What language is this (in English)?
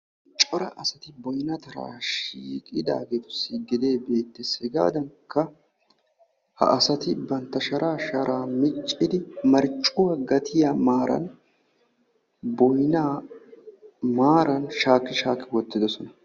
Wolaytta